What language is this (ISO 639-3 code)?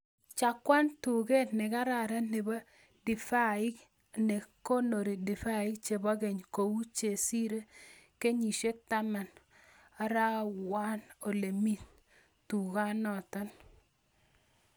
kln